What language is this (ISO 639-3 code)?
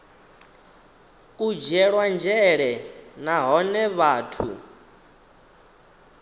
ven